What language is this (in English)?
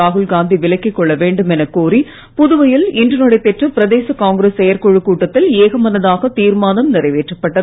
Tamil